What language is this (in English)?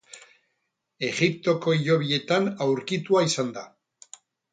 Basque